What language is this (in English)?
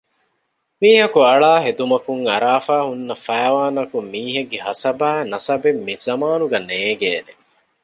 Divehi